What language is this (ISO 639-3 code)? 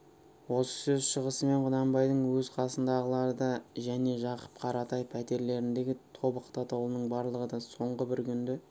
kaz